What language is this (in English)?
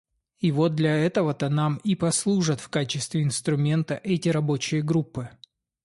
Russian